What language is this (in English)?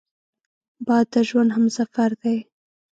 Pashto